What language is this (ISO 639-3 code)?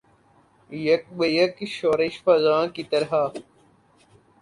urd